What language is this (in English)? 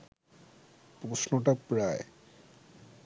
Bangla